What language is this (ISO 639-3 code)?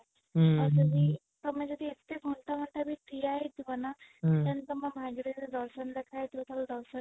ori